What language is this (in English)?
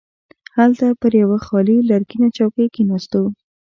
Pashto